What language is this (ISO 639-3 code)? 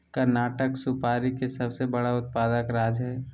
mag